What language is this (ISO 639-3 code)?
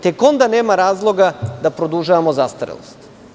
srp